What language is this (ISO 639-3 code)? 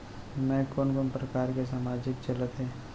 hne